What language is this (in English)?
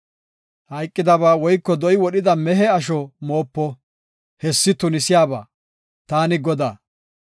Gofa